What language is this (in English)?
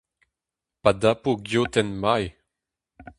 Breton